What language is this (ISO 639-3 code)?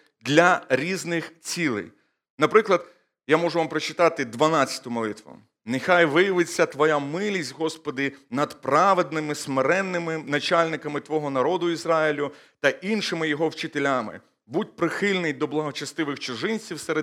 ukr